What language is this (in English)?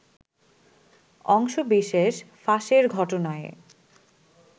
Bangla